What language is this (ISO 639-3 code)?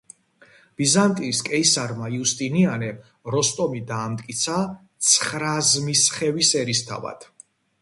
kat